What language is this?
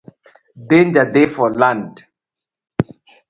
Nigerian Pidgin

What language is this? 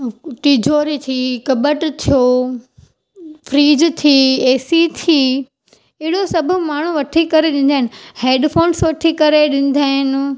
Sindhi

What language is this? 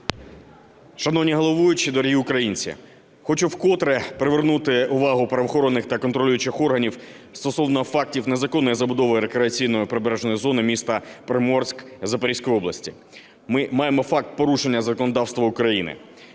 Ukrainian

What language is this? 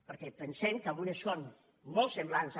Catalan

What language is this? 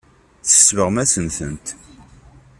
Kabyle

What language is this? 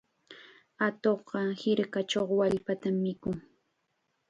Chiquián Ancash Quechua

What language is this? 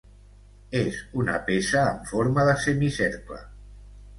Catalan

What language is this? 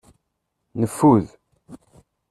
Kabyle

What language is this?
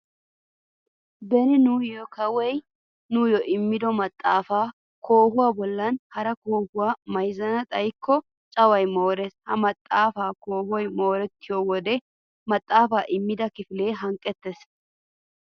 Wolaytta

